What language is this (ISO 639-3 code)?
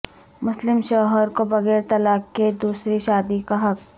urd